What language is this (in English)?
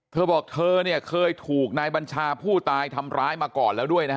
Thai